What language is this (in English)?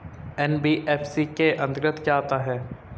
Hindi